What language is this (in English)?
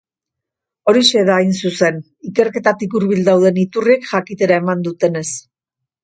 Basque